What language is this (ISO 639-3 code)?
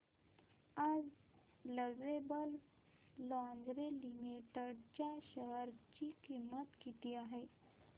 mar